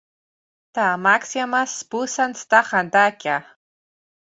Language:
Greek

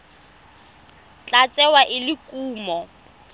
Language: Tswana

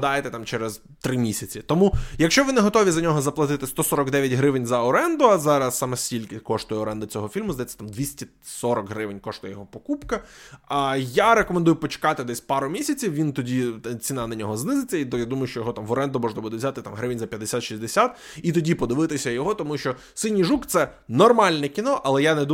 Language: Ukrainian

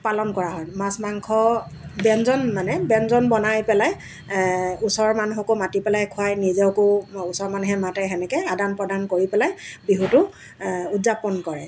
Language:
Assamese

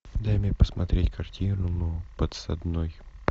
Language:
Russian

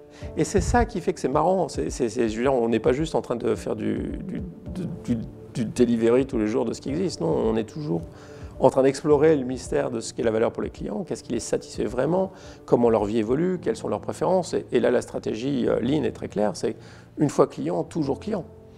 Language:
French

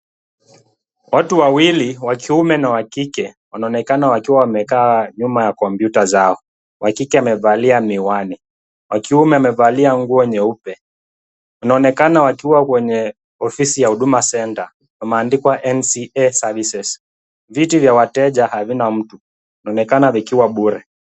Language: Swahili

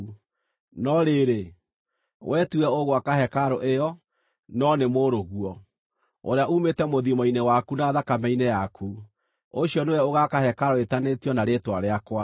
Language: Kikuyu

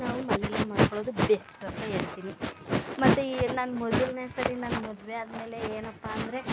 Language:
Kannada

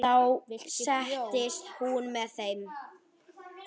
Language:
Icelandic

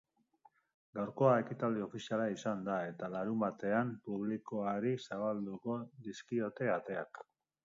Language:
Basque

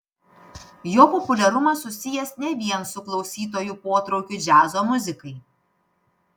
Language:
Lithuanian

